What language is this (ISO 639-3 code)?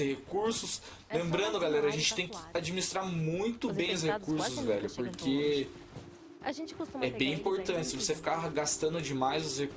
por